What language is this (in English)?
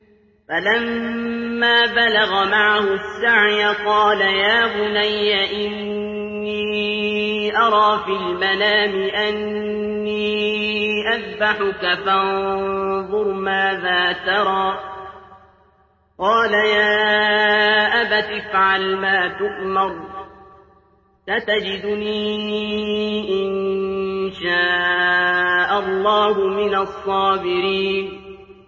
Arabic